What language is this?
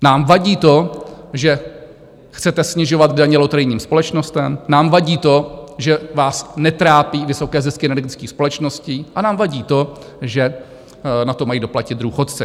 Czech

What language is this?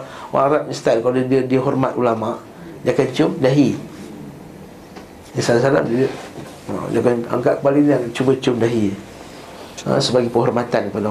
Malay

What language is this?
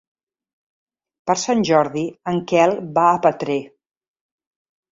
Catalan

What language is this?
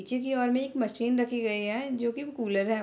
Hindi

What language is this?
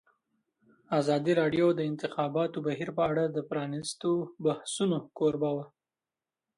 Pashto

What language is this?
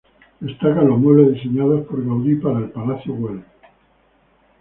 Spanish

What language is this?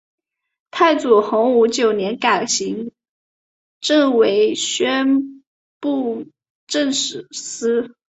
Chinese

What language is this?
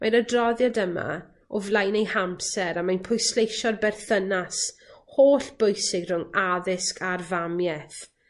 Welsh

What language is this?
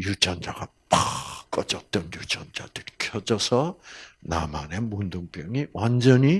Korean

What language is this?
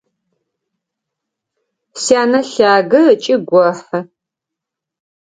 Adyghe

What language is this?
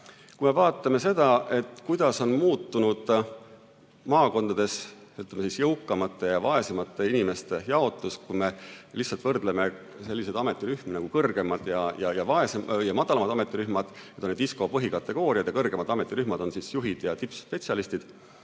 Estonian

